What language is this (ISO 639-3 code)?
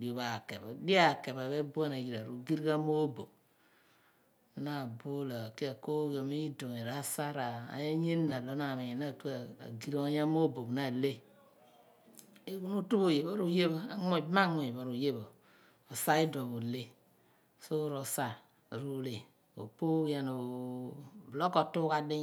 abn